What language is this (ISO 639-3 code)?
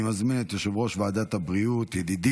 heb